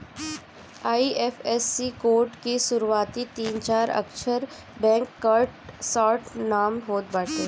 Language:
Bhojpuri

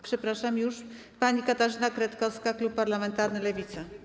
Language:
Polish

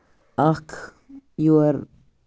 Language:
Kashmiri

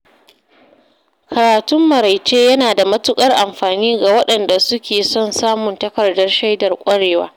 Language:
Hausa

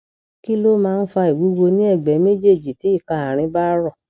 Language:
Yoruba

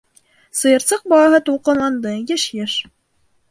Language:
Bashkir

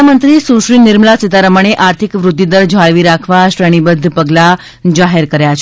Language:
Gujarati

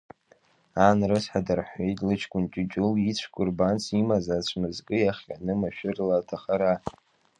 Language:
Abkhazian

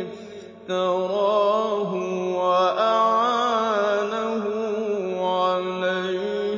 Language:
Arabic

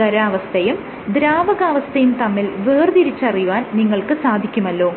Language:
Malayalam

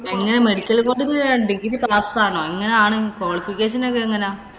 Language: Malayalam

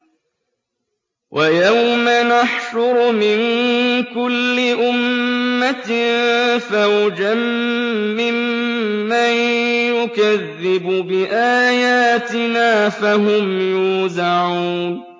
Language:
Arabic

